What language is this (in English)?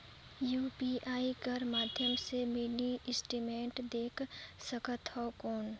Chhattisgarhi